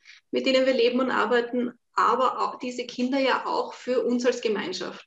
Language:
German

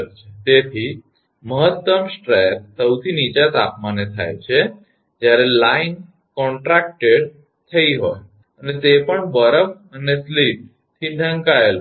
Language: Gujarati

